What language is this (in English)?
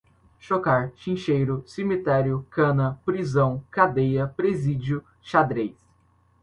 Portuguese